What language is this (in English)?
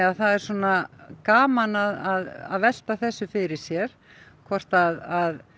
Icelandic